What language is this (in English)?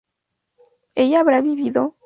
Spanish